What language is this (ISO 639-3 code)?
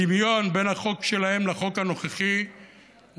heb